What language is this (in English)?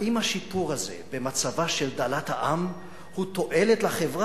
Hebrew